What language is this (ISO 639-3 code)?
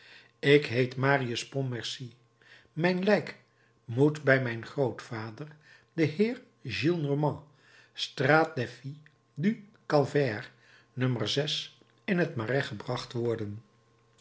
nld